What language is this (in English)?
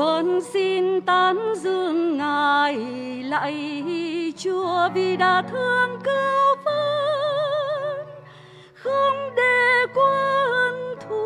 Vietnamese